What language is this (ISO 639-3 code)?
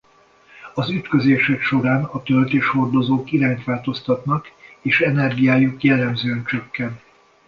hun